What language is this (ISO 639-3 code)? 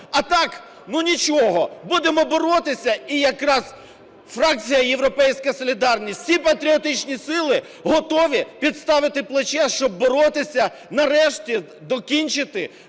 ukr